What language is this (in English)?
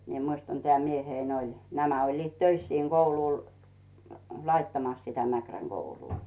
Finnish